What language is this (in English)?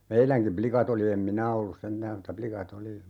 Finnish